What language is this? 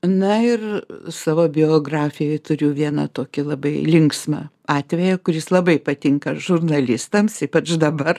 Lithuanian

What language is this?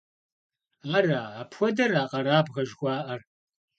Kabardian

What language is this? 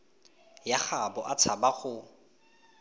Tswana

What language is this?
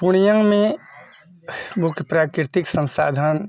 Maithili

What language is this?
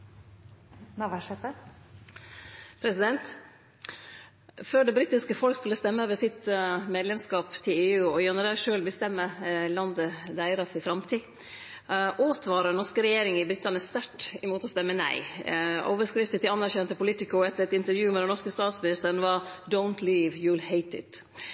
Norwegian Nynorsk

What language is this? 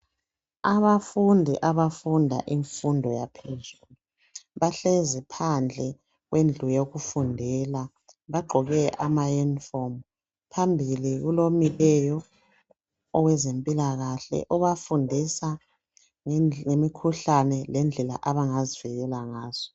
North Ndebele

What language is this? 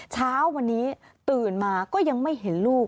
Thai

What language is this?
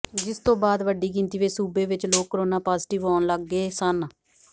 Punjabi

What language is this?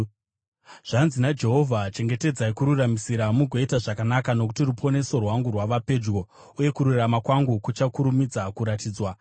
Shona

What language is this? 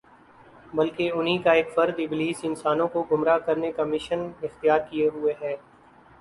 Urdu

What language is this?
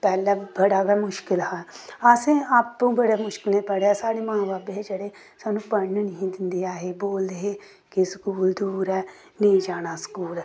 Dogri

